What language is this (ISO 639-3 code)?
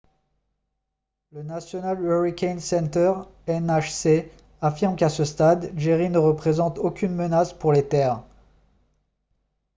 fra